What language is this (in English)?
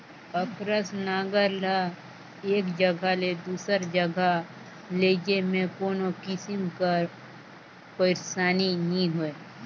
Chhattisgarhi